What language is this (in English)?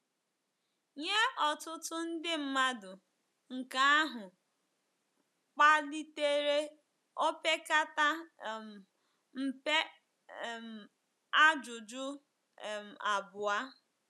Igbo